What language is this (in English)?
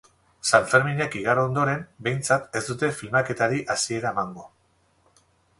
Basque